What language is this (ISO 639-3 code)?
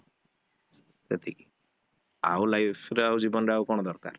ori